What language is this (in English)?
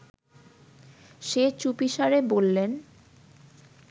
Bangla